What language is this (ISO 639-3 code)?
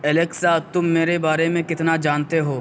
urd